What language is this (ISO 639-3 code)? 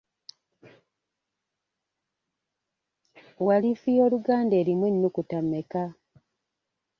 lug